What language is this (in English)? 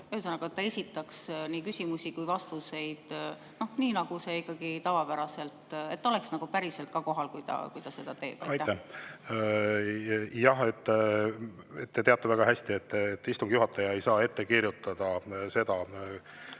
Estonian